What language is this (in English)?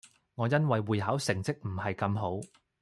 Cantonese